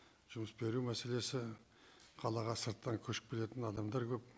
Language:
Kazakh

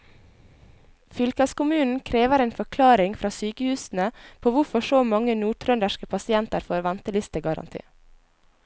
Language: Norwegian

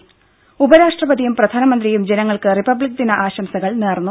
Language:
Malayalam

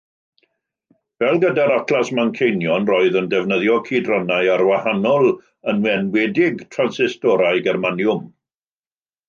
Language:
Welsh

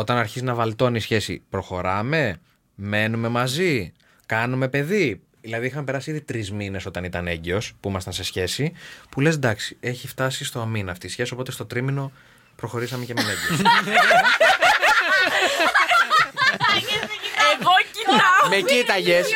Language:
Greek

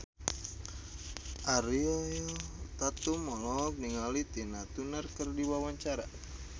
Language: Sundanese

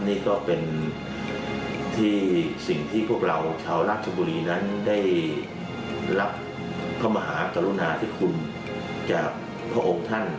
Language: Thai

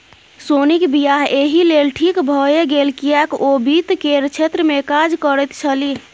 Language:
Maithili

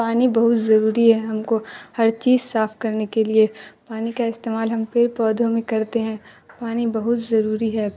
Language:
Urdu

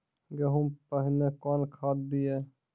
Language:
Maithili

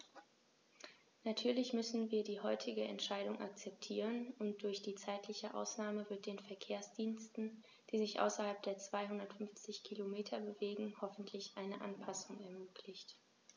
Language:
German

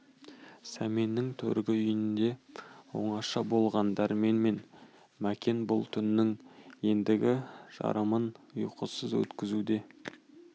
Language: Kazakh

